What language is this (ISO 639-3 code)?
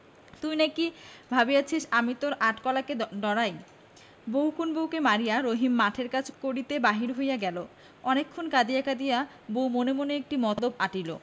ben